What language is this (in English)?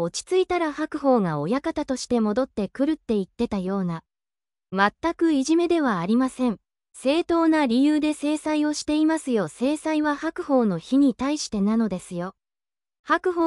Japanese